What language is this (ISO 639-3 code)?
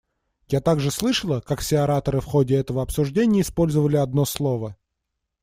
rus